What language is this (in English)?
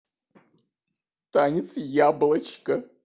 Russian